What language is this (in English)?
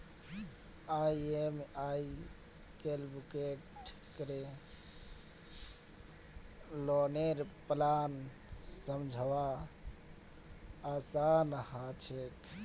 Magahi